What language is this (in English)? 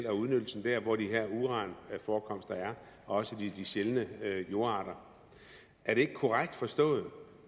Danish